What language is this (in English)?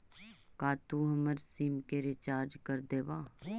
Magahi